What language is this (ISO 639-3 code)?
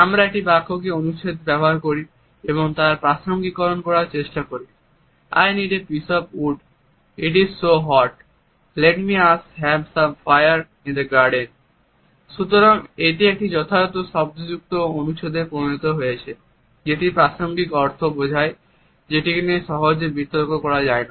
ben